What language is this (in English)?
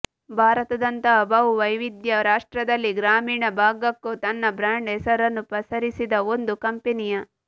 Kannada